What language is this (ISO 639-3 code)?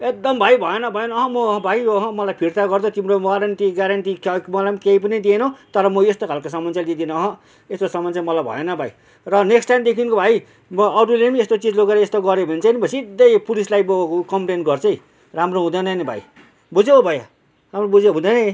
nep